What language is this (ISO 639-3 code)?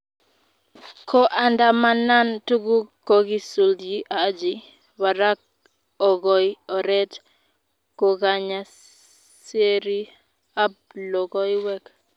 kln